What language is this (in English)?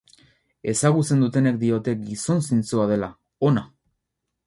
Basque